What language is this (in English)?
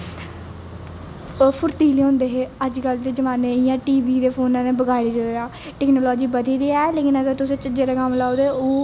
Dogri